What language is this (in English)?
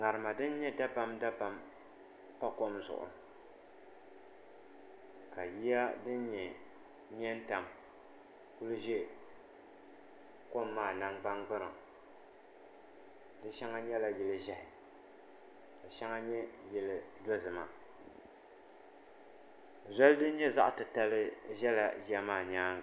Dagbani